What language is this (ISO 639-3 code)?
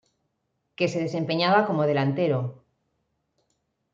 spa